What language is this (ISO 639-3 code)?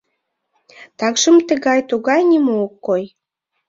chm